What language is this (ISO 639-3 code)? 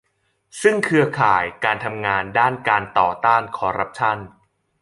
tha